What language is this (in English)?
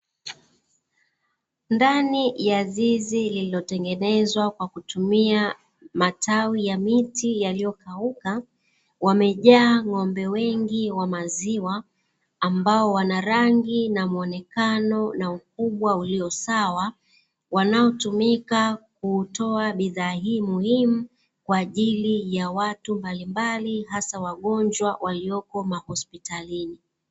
Swahili